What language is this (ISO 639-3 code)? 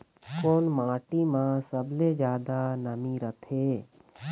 hne